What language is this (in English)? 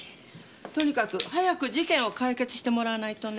Japanese